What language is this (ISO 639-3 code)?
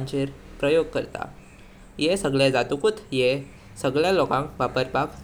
kok